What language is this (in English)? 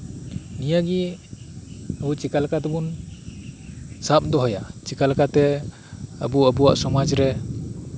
Santali